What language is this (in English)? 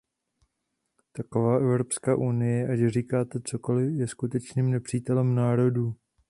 Czech